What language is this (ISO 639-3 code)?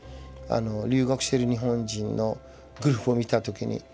jpn